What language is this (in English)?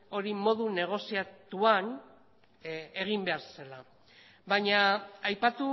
Basque